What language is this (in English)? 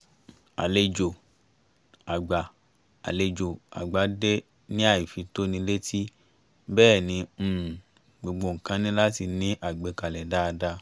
Yoruba